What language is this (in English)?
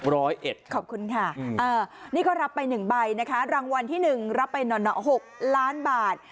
Thai